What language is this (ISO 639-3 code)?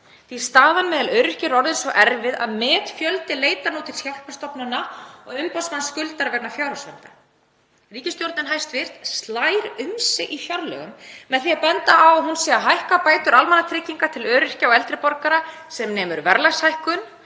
isl